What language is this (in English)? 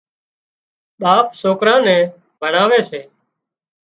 Wadiyara Koli